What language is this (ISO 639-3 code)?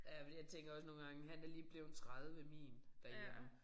dan